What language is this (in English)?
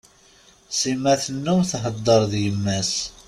Kabyle